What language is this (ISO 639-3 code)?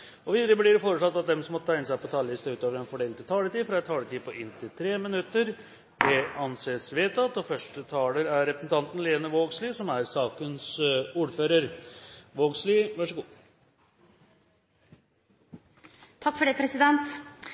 nor